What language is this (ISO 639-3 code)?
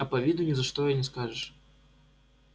rus